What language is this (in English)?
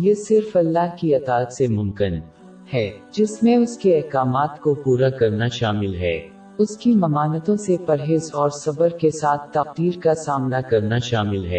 Urdu